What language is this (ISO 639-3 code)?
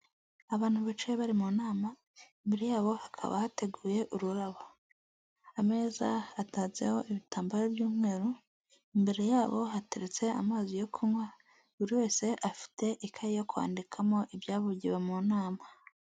kin